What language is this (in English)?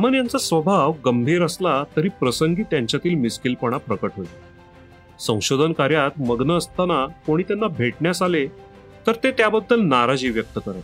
Marathi